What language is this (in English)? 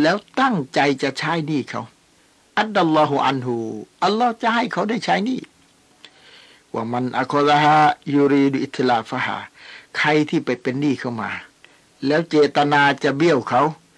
Thai